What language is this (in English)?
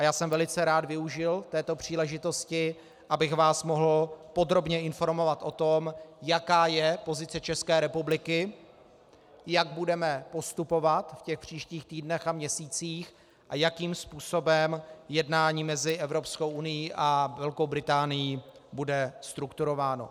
Czech